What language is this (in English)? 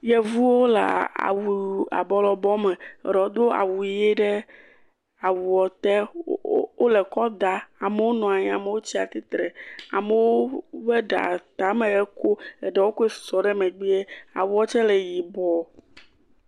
Ewe